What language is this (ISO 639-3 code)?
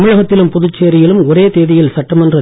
tam